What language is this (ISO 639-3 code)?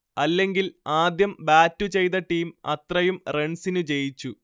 mal